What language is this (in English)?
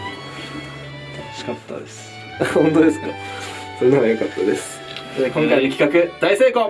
Japanese